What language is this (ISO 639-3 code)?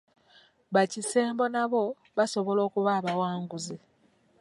lug